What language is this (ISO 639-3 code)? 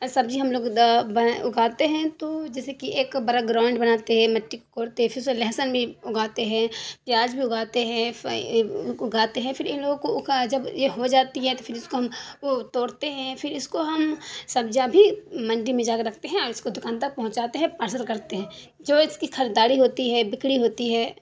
urd